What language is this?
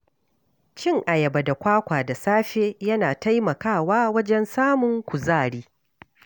Hausa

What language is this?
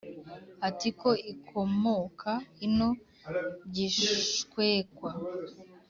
Kinyarwanda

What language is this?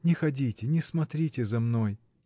Russian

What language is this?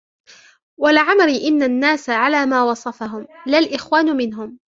Arabic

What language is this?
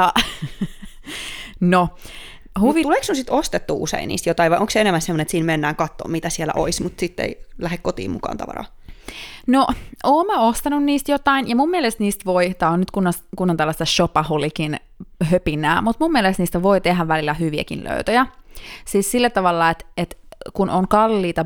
Finnish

